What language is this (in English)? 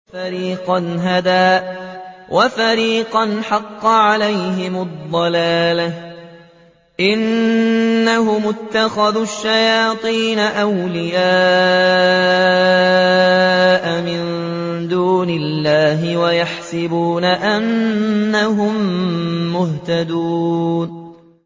Arabic